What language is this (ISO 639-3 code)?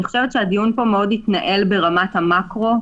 heb